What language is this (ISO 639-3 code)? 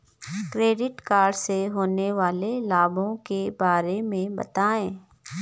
hin